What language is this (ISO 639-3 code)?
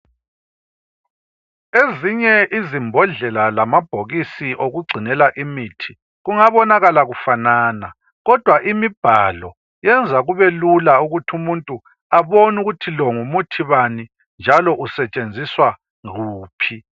nde